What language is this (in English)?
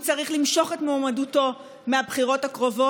Hebrew